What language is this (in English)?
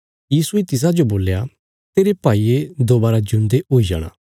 Bilaspuri